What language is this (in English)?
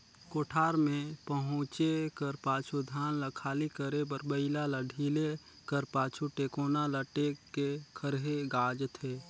Chhattisgarhi